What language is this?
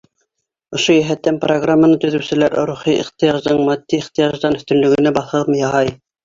Bashkir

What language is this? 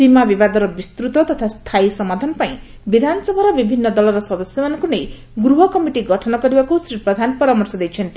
Odia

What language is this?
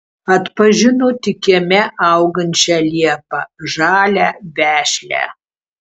Lithuanian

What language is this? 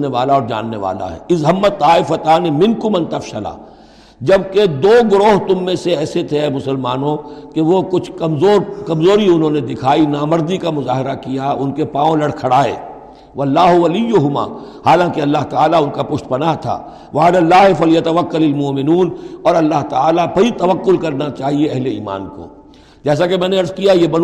Urdu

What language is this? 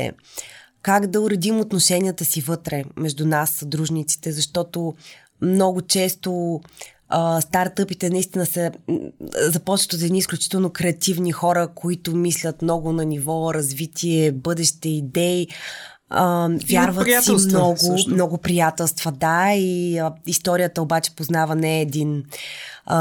Bulgarian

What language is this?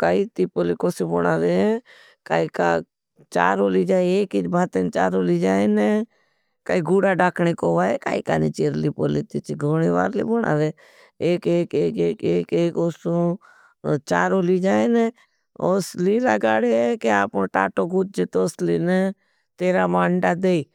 Bhili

